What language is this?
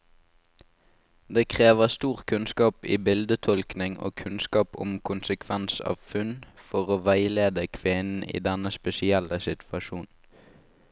Norwegian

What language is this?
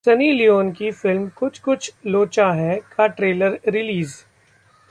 Hindi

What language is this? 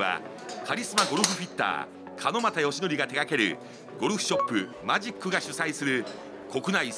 Japanese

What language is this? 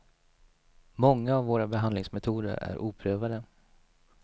Swedish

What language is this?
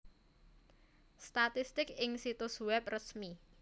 Javanese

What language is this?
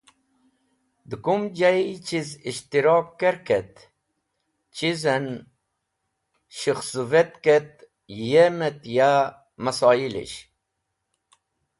Wakhi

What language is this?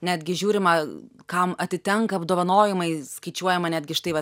Lithuanian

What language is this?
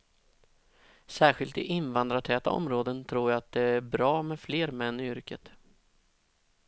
Swedish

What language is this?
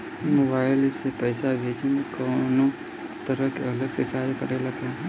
Bhojpuri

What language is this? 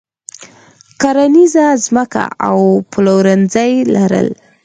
Pashto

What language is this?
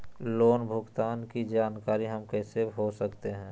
Magahi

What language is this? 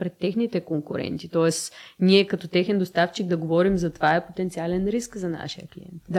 Bulgarian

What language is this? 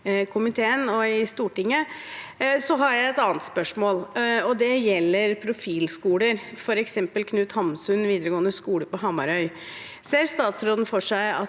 Norwegian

